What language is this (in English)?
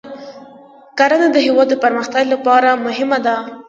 Pashto